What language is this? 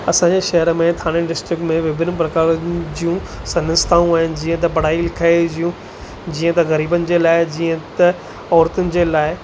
Sindhi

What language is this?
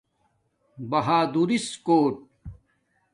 Domaaki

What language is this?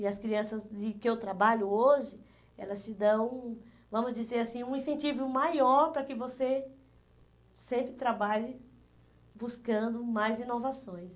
Portuguese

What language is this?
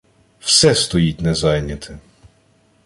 Ukrainian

